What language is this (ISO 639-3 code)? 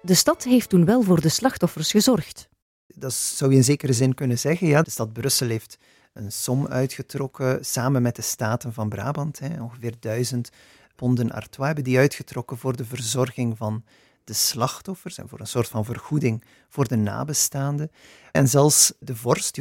nld